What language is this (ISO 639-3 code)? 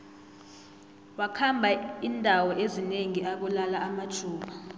nbl